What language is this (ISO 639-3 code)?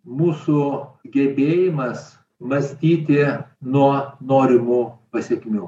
lit